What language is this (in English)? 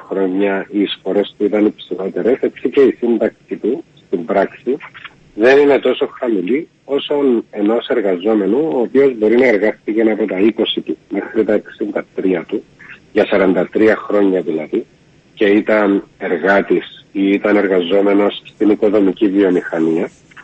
Greek